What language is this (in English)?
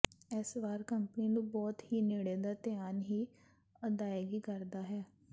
Punjabi